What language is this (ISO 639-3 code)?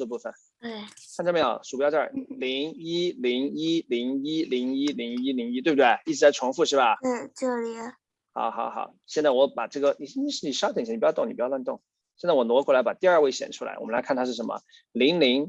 zho